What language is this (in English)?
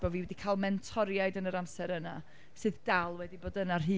Welsh